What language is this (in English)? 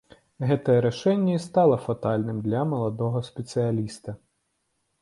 Belarusian